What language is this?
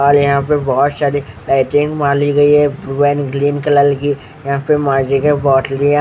Hindi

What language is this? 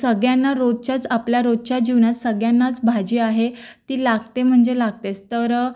Marathi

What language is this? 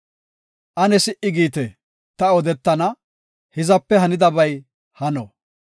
Gofa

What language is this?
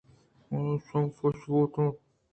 Eastern Balochi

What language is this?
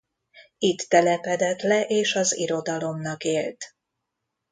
Hungarian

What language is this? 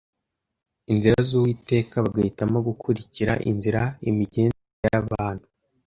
Kinyarwanda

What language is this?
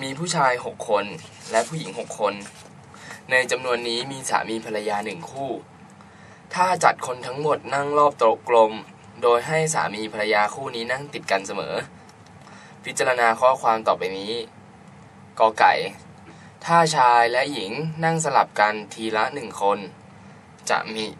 Thai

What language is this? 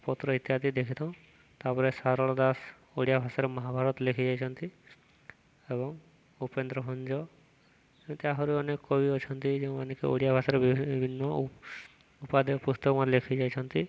Odia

